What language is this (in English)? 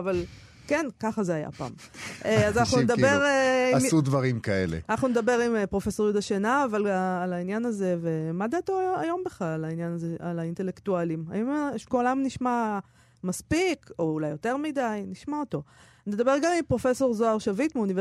Hebrew